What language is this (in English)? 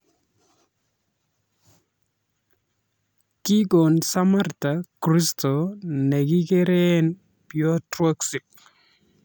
Kalenjin